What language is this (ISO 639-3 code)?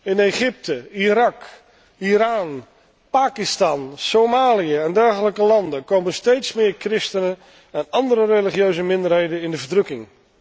nld